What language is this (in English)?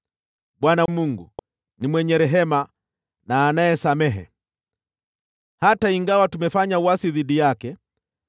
Swahili